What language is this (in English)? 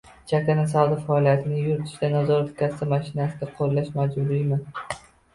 Uzbek